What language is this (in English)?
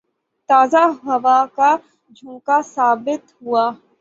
Urdu